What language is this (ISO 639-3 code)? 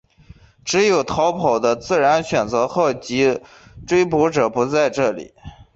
zho